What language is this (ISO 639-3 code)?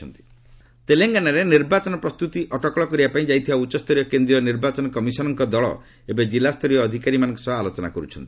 ori